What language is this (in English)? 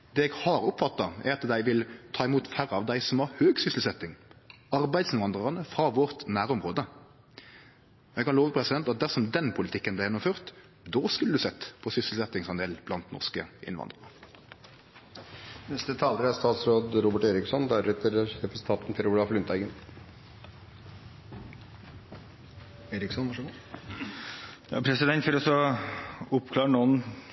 Norwegian